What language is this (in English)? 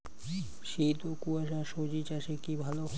Bangla